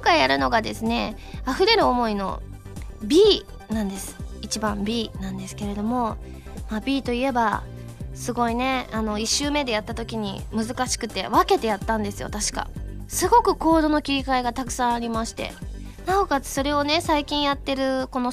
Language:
Japanese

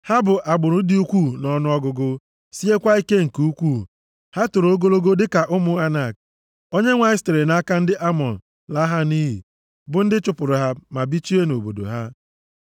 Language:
Igbo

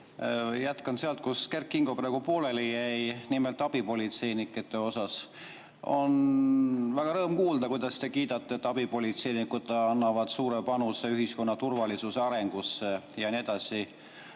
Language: Estonian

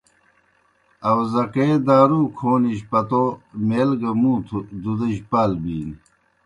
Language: Kohistani Shina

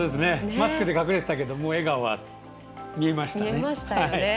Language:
Japanese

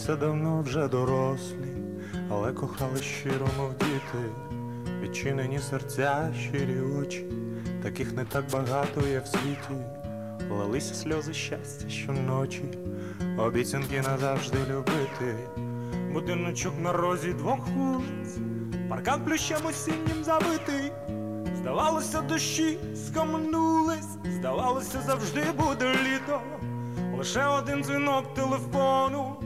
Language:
Polish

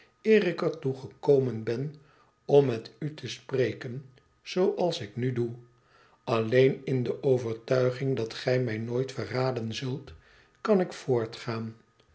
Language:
Dutch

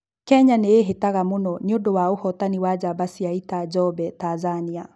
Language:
Kikuyu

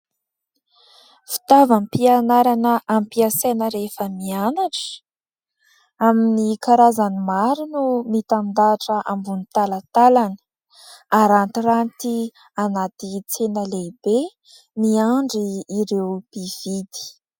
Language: Malagasy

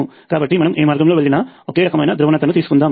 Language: Telugu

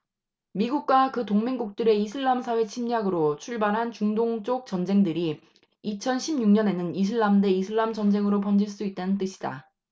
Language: Korean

